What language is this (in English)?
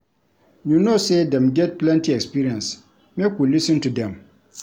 Nigerian Pidgin